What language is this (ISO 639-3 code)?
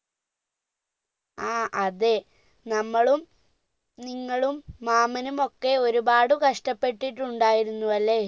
mal